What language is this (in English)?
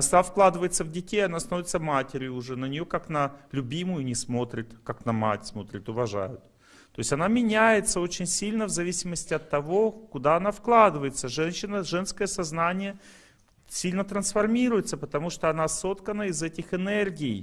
Russian